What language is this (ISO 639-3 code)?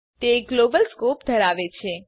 guj